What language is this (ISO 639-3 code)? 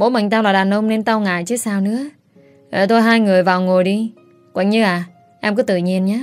vie